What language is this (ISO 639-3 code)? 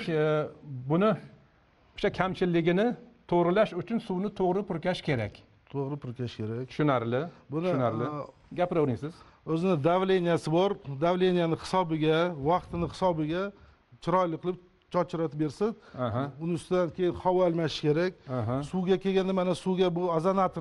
tur